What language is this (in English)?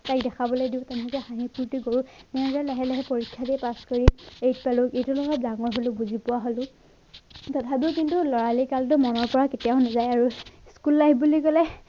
Assamese